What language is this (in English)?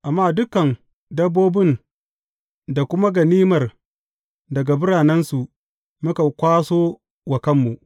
Hausa